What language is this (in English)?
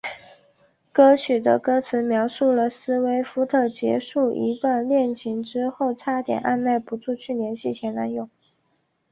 Chinese